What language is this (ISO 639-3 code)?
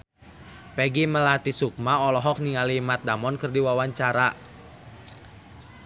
sun